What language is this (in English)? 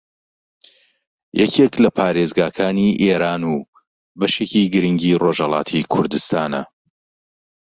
Central Kurdish